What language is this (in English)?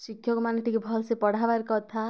Odia